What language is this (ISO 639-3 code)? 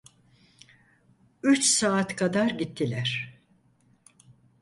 tur